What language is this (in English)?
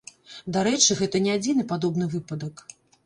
Belarusian